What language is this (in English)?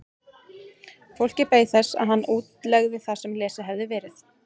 Icelandic